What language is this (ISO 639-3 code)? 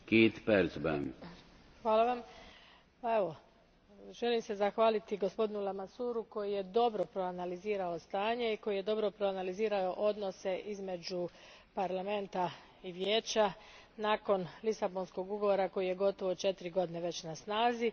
hrv